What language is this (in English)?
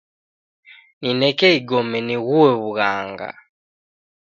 Taita